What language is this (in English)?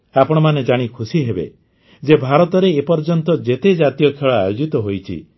Odia